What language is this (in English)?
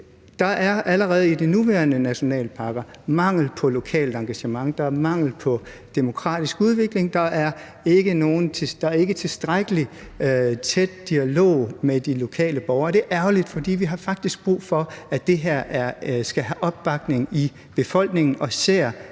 Danish